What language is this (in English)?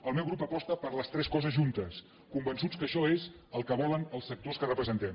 Catalan